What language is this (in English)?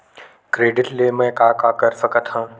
Chhattisgarhi